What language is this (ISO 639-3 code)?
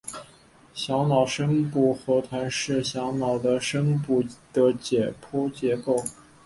zho